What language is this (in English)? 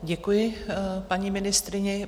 Czech